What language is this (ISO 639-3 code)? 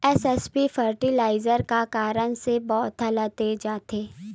hne